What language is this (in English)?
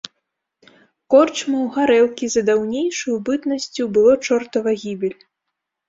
Belarusian